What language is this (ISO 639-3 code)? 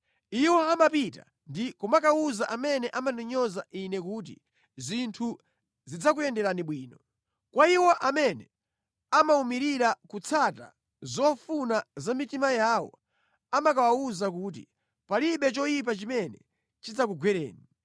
nya